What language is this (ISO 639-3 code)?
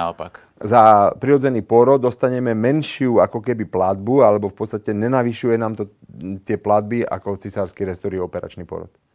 slk